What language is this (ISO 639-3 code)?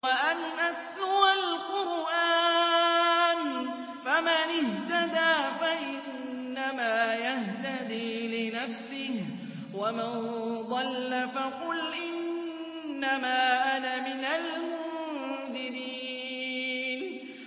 ara